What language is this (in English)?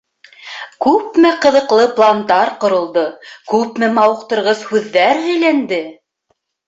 Bashkir